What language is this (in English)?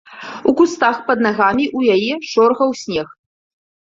Belarusian